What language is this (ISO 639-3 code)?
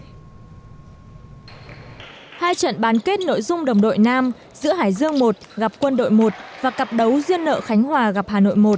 vie